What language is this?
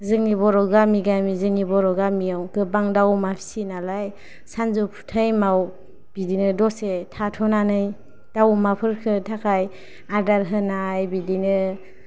Bodo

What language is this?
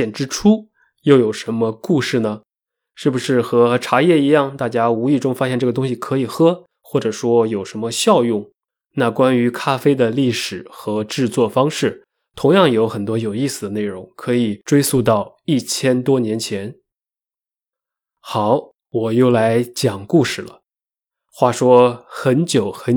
Chinese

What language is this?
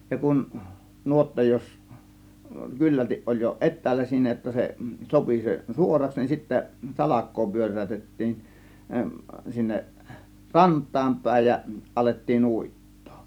Finnish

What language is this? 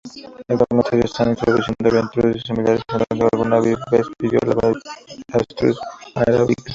Spanish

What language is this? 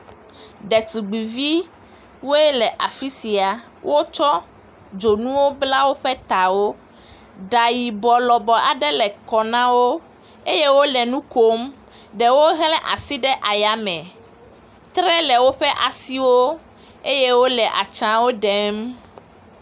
Ewe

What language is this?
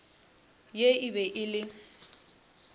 Northern Sotho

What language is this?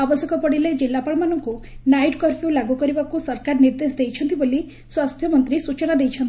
Odia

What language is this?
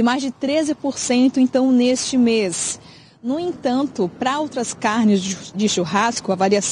Portuguese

